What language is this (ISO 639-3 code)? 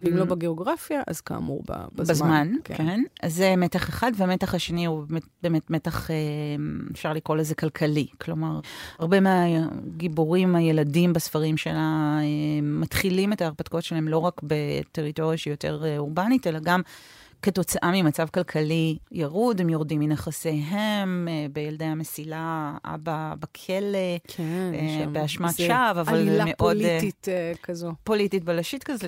heb